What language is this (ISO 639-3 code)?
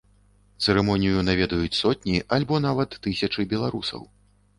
bel